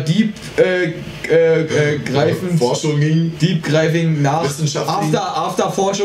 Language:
German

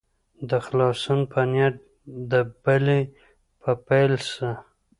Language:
Pashto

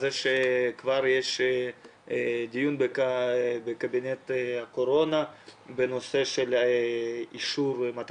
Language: Hebrew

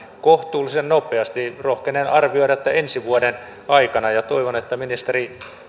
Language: Finnish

